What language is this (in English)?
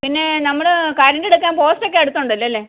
Malayalam